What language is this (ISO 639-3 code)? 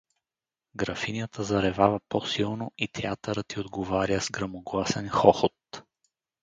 bul